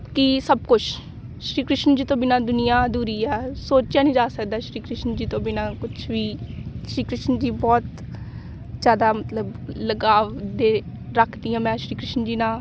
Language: Punjabi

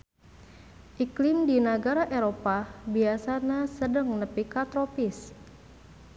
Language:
Sundanese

